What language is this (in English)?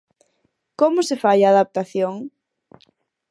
Galician